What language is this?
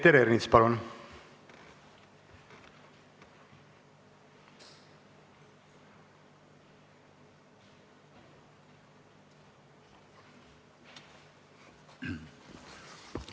Estonian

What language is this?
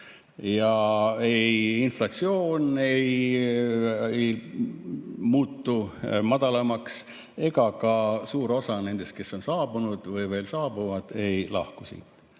Estonian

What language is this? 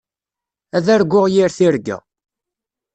Kabyle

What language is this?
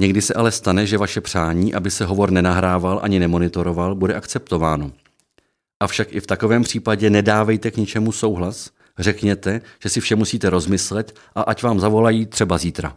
Czech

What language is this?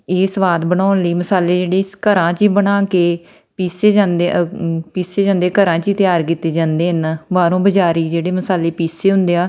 Punjabi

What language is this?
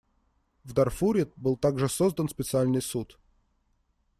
Russian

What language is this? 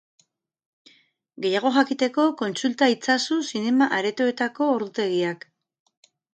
Basque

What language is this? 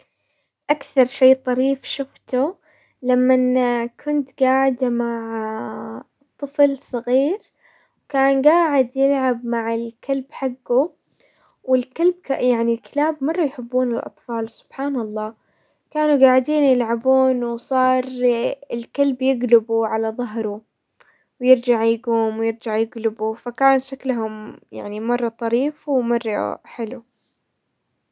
Hijazi Arabic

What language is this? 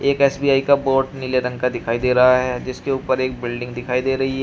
Hindi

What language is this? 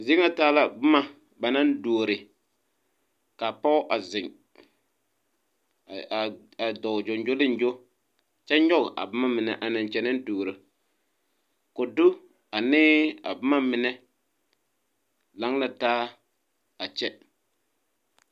Southern Dagaare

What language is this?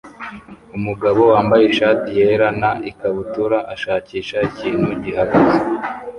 Kinyarwanda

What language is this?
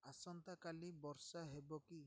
Odia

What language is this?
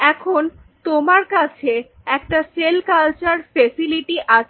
Bangla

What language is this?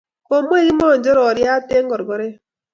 Kalenjin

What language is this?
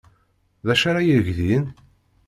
Kabyle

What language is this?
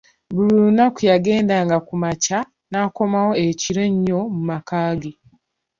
Ganda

